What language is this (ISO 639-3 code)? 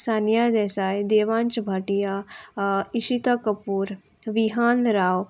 kok